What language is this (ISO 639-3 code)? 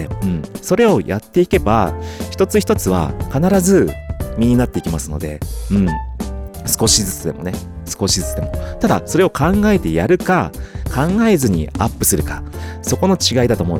jpn